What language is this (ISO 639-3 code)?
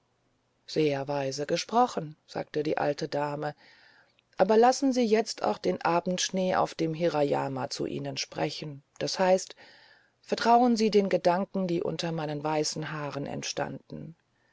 deu